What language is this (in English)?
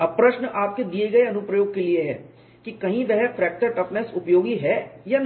Hindi